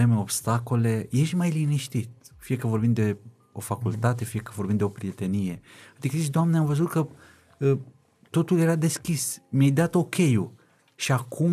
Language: Romanian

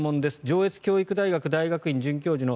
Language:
Japanese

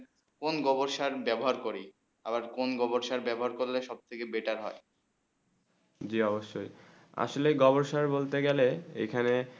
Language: Bangla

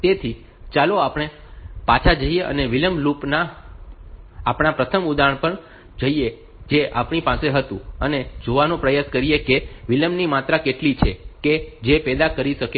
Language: Gujarati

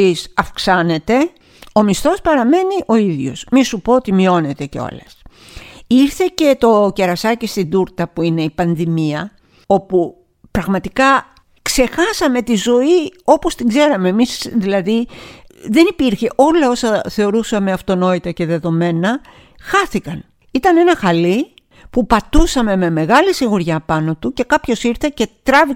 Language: Greek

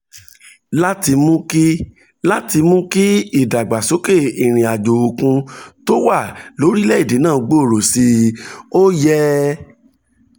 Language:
Yoruba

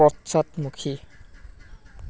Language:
Assamese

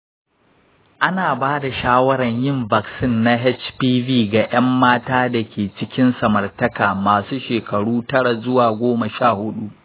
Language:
Hausa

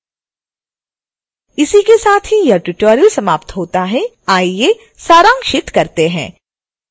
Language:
Hindi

